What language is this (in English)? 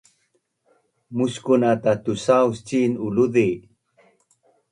Bunun